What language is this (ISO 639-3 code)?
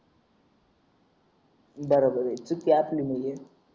mar